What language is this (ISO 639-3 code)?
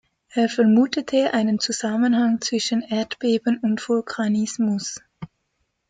deu